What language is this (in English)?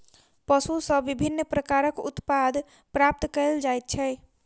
Maithili